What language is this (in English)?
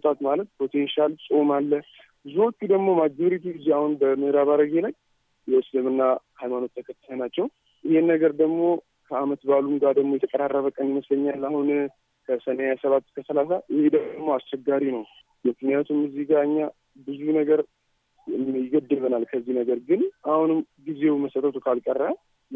Amharic